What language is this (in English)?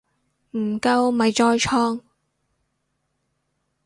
Cantonese